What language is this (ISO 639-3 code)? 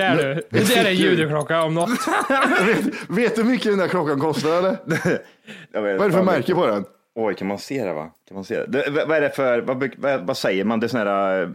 swe